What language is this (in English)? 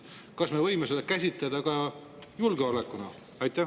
Estonian